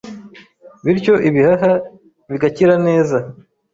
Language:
Kinyarwanda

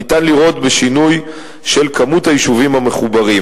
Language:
Hebrew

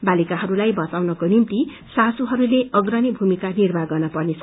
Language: Nepali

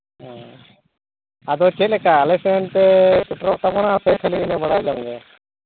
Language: Santali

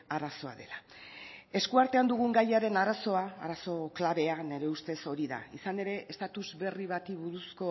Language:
Basque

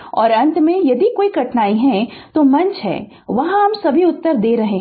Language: Hindi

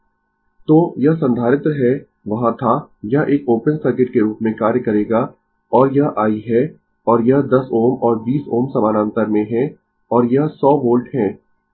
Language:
Hindi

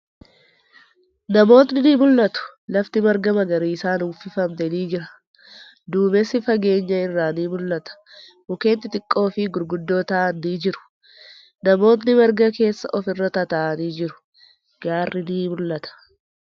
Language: Oromo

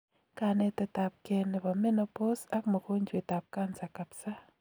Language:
Kalenjin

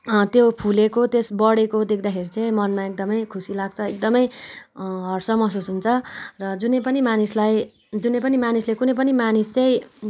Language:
Nepali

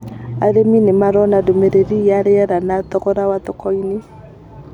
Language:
Kikuyu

